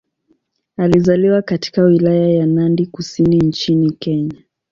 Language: Swahili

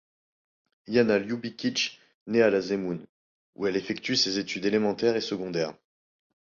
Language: French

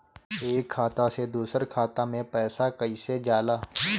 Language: Bhojpuri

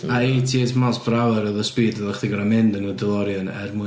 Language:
Welsh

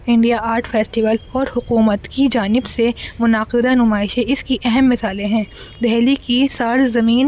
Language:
Urdu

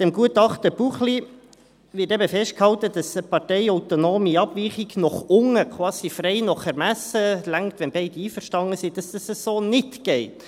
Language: Swiss German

